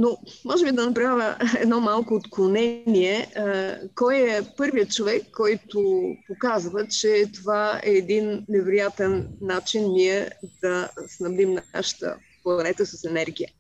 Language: Bulgarian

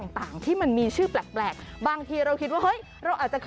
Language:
Thai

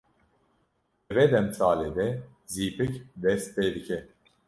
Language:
Kurdish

